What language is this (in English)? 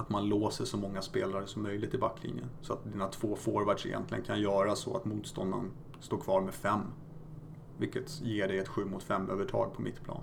Swedish